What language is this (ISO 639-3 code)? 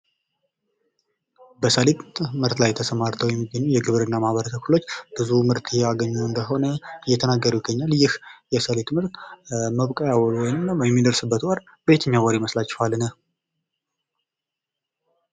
amh